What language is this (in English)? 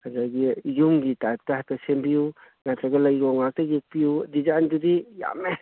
Manipuri